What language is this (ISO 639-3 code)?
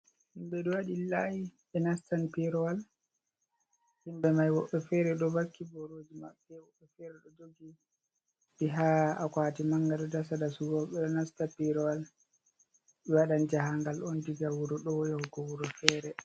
ful